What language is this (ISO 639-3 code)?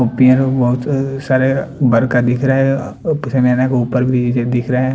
hin